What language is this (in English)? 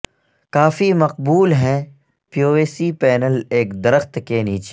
Urdu